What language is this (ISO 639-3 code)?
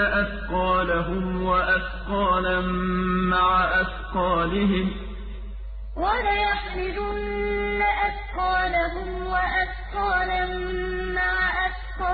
ara